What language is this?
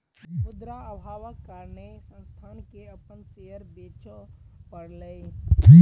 Maithili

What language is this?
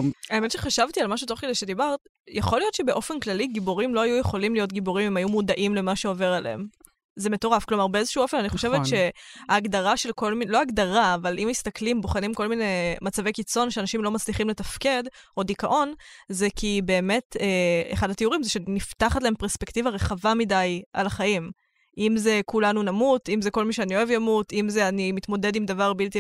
Hebrew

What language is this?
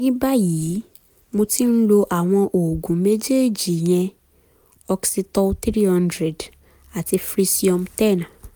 Yoruba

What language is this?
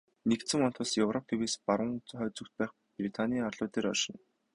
Mongolian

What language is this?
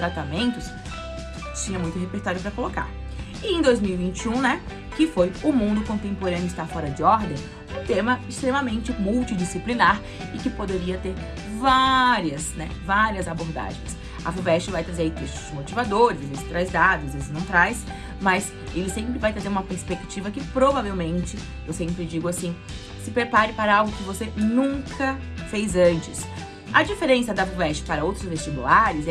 Portuguese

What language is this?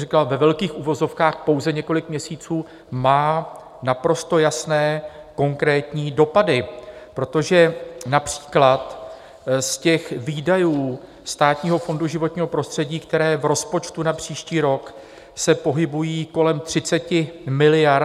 Czech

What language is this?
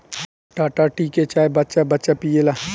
Bhojpuri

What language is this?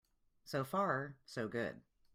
English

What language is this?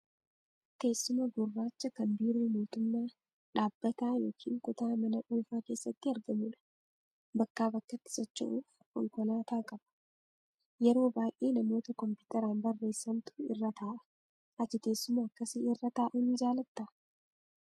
Oromo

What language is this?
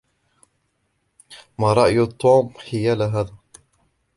Arabic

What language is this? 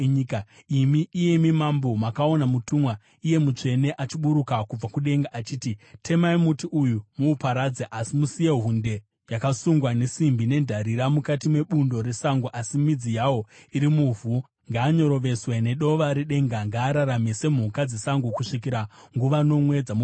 Shona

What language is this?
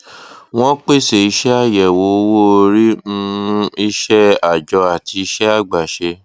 Yoruba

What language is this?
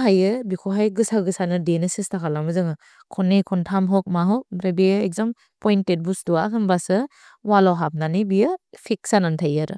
Bodo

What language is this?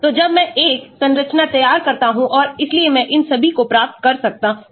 Hindi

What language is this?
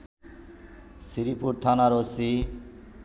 Bangla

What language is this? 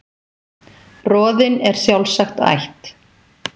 Icelandic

